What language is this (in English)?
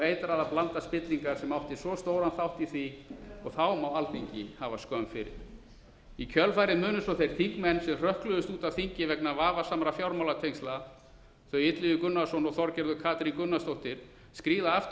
Icelandic